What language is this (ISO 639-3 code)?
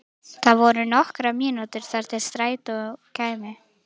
isl